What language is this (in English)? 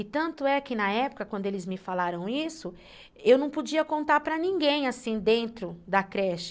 Portuguese